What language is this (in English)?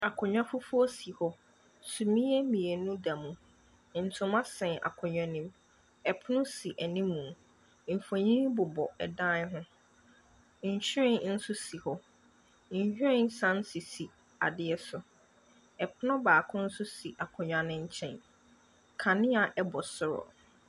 Akan